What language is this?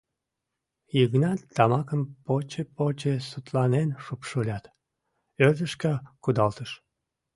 Mari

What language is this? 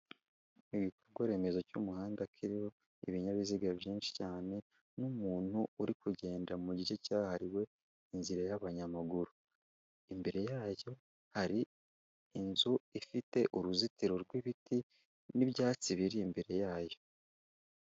Kinyarwanda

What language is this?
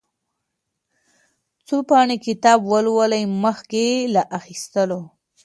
Pashto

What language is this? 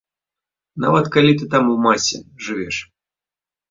Belarusian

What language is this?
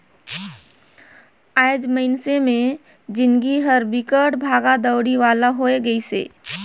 Chhattisgarhi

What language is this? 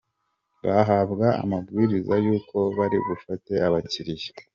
Kinyarwanda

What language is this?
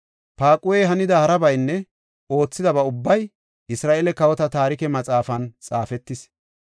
Gofa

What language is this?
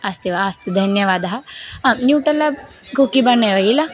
Sanskrit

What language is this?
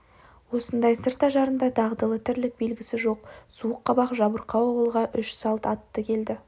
Kazakh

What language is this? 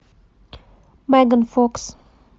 Russian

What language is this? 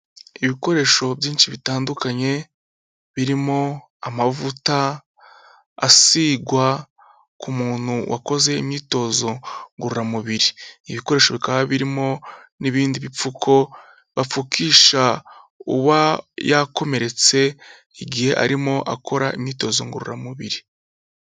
Kinyarwanda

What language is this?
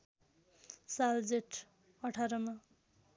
Nepali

